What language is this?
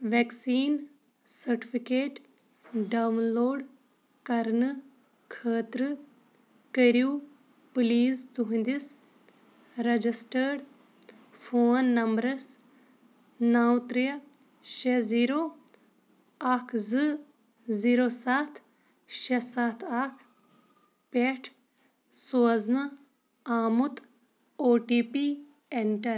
Kashmiri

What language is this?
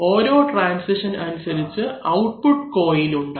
Malayalam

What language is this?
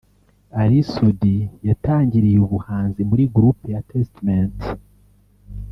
Kinyarwanda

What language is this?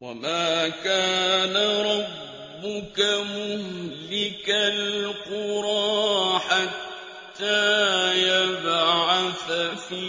Arabic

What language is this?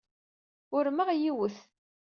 Kabyle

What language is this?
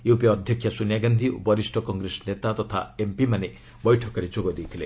Odia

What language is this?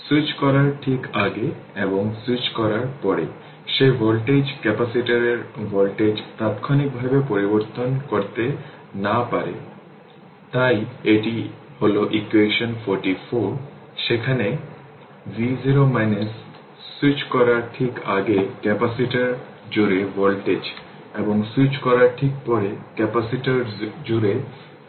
Bangla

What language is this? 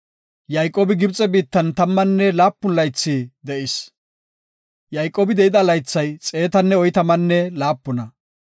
Gofa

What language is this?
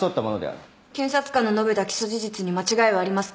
Japanese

